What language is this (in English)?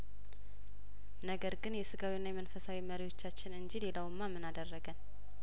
Amharic